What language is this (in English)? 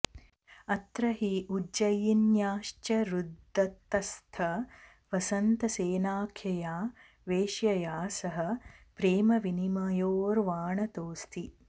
Sanskrit